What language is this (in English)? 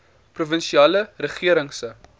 Afrikaans